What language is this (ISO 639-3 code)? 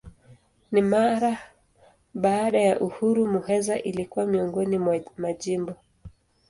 swa